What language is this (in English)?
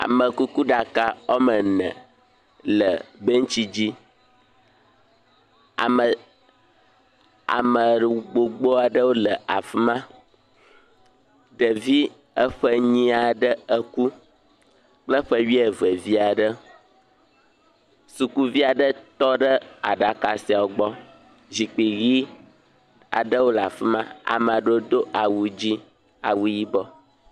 Ewe